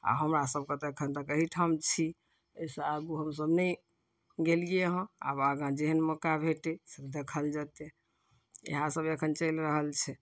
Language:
Maithili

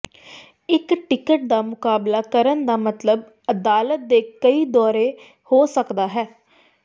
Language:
Punjabi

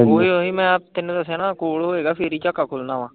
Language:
Punjabi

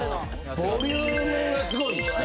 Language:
Japanese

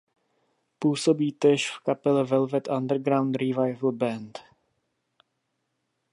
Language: Czech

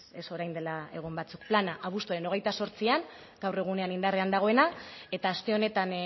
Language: Basque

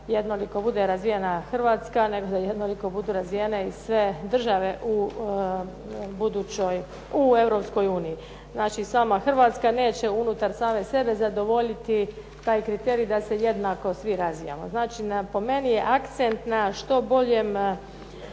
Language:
Croatian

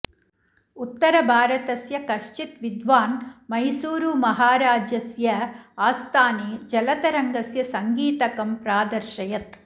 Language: Sanskrit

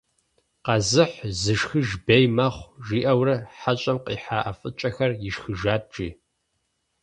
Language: Kabardian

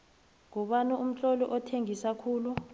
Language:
South Ndebele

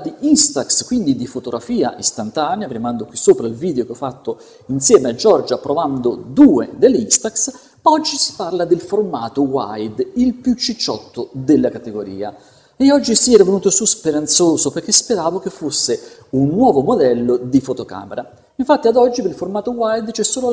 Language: Italian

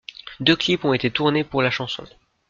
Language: French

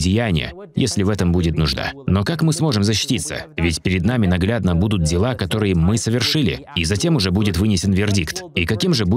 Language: Russian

